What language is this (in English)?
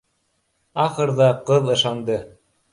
Bashkir